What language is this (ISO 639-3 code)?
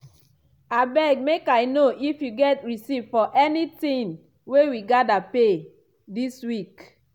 pcm